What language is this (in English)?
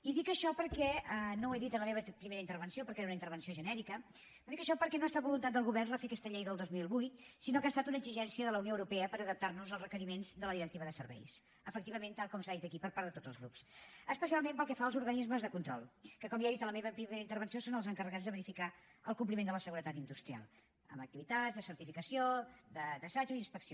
Catalan